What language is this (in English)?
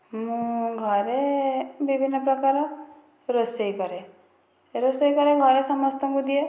Odia